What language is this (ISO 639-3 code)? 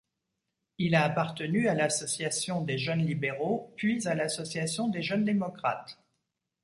fra